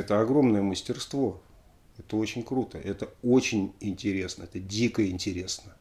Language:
Russian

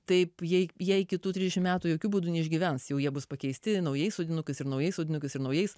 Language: Lithuanian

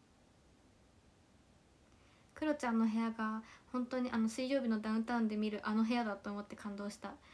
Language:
Japanese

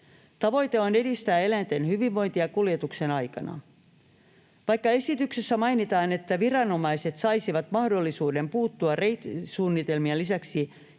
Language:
Finnish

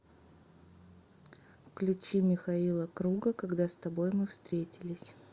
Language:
Russian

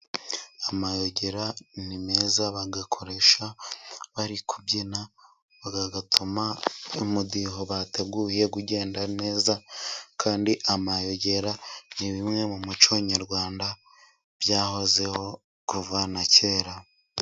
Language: Kinyarwanda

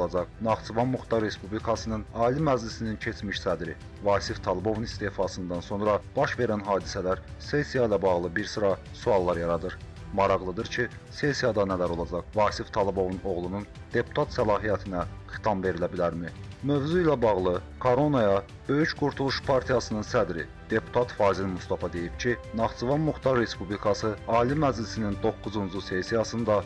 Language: Turkish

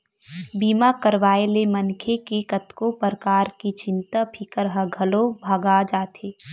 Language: Chhattisgarhi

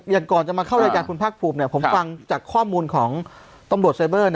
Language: Thai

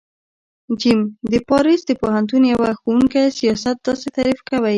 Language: Pashto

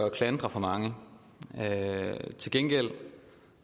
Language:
Danish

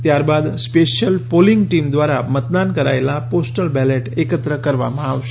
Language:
Gujarati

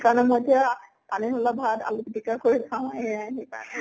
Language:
Assamese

